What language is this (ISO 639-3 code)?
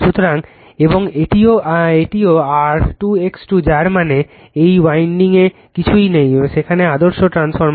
ben